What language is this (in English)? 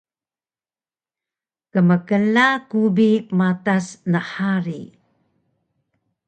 Taroko